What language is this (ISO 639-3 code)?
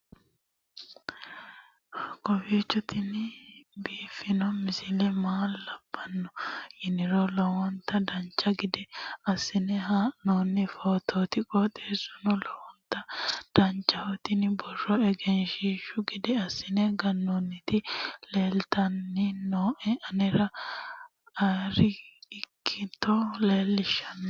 sid